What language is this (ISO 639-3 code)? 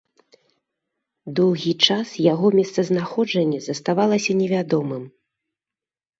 bel